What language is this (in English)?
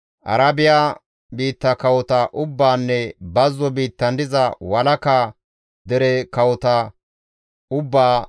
Gamo